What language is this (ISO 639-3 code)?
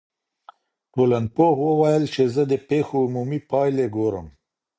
pus